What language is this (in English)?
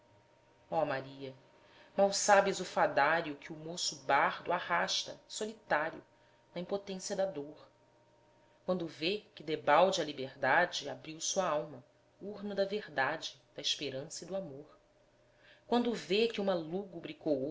Portuguese